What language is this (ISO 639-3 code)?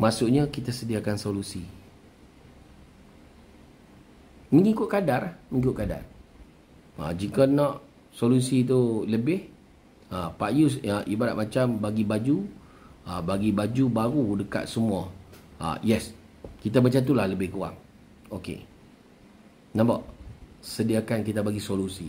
msa